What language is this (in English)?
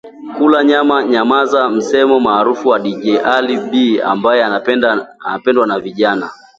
Swahili